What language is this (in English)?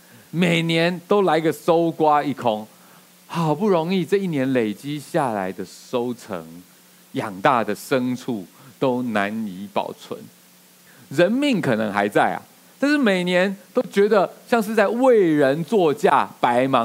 Chinese